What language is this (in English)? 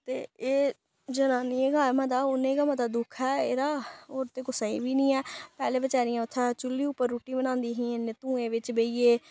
Dogri